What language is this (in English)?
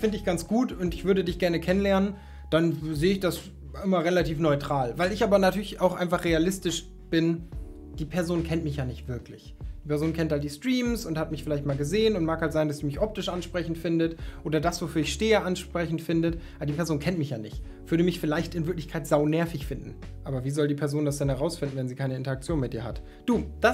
German